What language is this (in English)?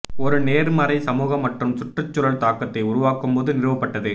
Tamil